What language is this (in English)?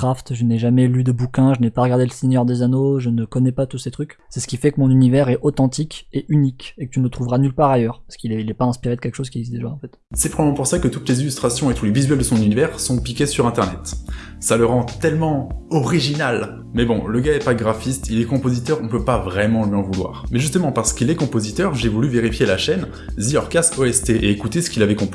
French